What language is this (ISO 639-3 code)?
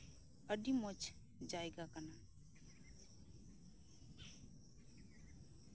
sat